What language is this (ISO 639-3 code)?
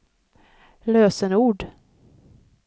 swe